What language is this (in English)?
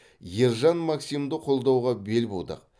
Kazakh